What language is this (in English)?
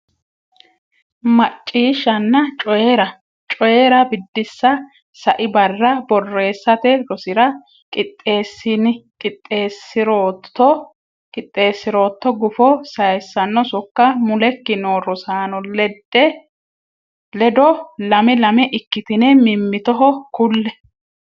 Sidamo